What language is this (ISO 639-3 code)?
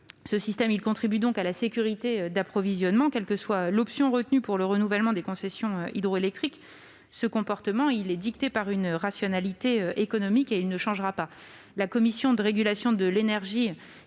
fra